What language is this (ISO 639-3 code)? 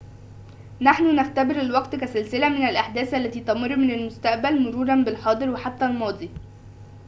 ara